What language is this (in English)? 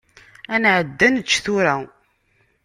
Kabyle